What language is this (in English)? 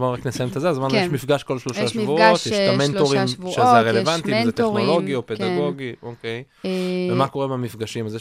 Hebrew